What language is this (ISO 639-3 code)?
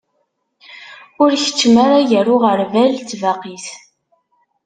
kab